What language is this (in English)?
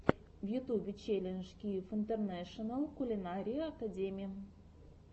Russian